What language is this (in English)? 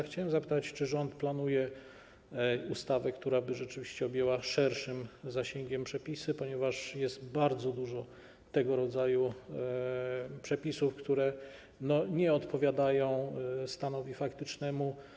Polish